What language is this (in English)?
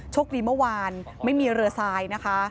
Thai